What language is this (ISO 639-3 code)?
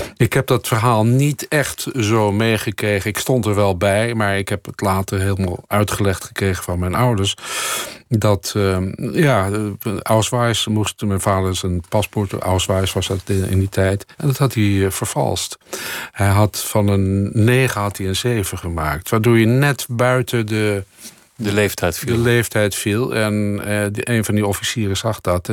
nld